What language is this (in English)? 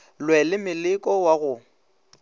Northern Sotho